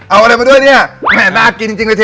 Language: Thai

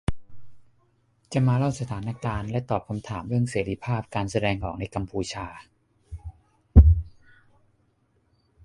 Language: Thai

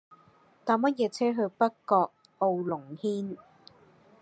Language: Cantonese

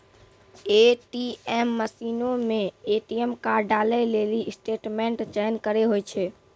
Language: Maithili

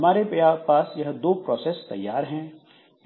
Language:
Hindi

